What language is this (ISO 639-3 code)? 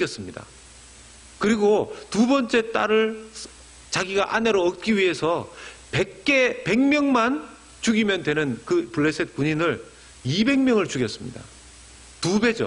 kor